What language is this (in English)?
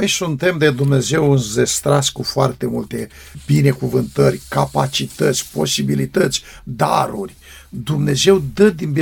Romanian